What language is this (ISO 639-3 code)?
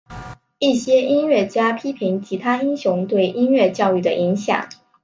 zho